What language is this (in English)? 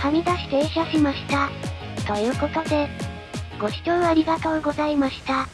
Japanese